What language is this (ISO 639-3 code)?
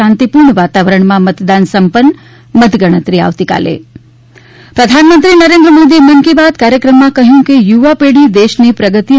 guj